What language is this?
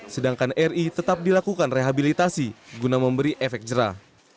Indonesian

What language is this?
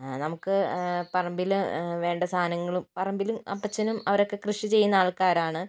Malayalam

